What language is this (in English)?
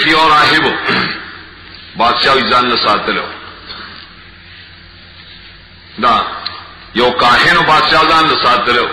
Romanian